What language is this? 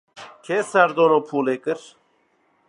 Kurdish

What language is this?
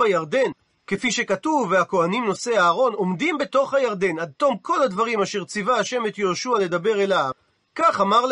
Hebrew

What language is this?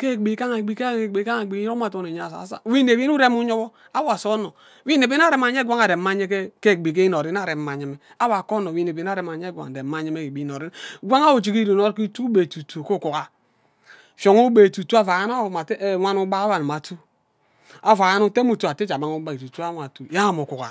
Ubaghara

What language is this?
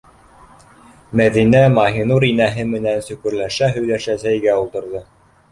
Bashkir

